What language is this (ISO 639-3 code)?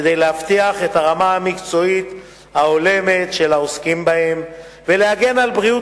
heb